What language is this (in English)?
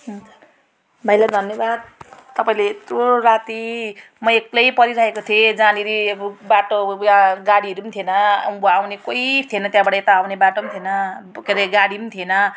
Nepali